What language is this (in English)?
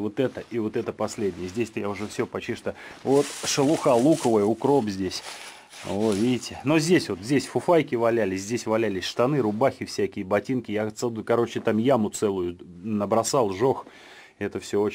Russian